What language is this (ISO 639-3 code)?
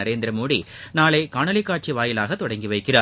tam